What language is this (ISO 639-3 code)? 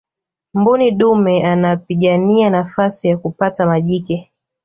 swa